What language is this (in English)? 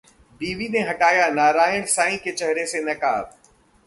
Hindi